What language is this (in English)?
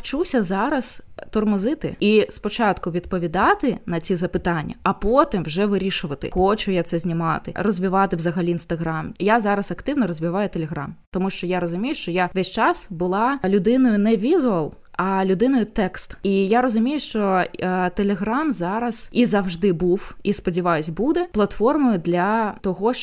Ukrainian